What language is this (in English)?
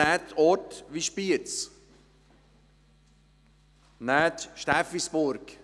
Swiss German